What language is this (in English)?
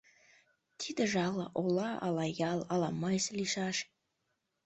Mari